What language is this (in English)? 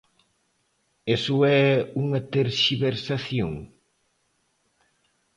Galician